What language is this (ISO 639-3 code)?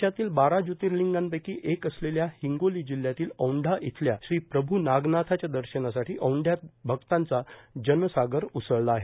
mar